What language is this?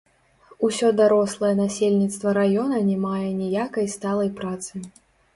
Belarusian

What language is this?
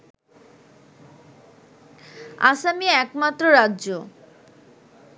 Bangla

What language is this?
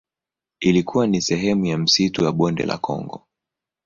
Swahili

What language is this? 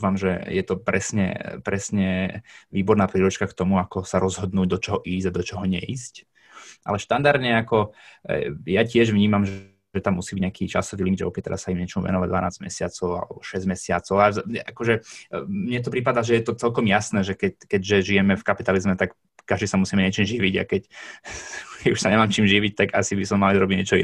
Slovak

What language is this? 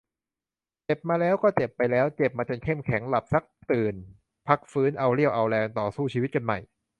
Thai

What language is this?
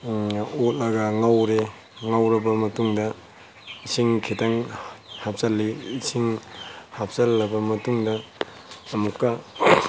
Manipuri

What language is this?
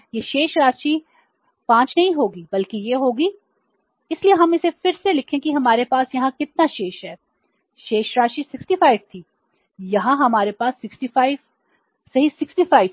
Hindi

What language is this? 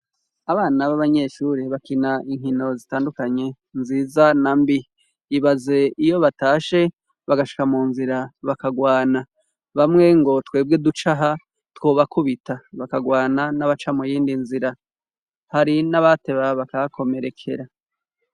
Rundi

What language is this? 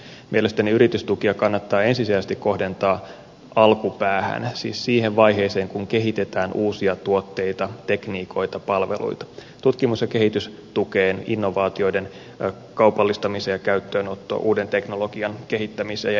Finnish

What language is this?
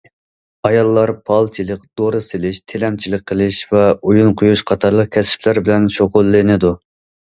Uyghur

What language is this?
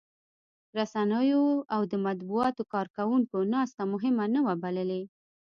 Pashto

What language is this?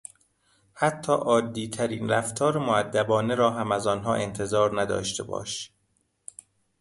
Persian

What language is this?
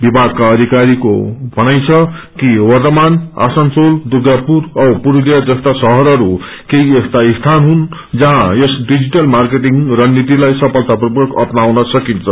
Nepali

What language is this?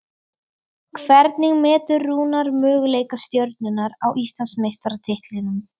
Icelandic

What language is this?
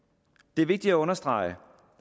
Danish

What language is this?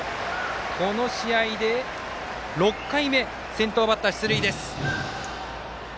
Japanese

